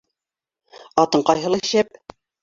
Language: Bashkir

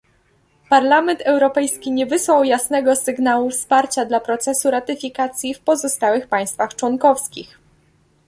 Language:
Polish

